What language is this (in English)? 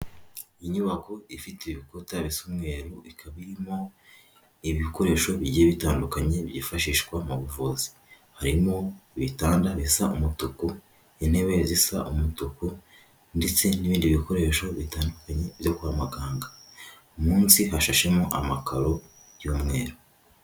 Kinyarwanda